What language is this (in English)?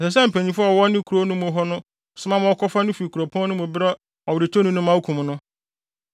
Akan